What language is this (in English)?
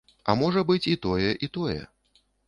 Belarusian